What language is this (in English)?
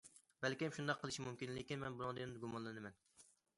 Uyghur